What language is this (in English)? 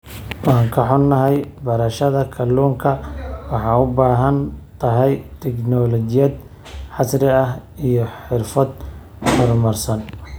Somali